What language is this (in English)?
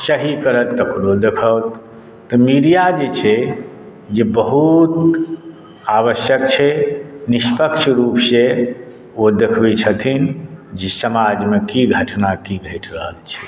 Maithili